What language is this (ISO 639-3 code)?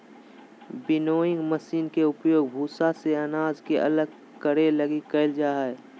mag